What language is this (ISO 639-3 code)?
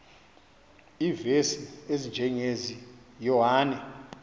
xho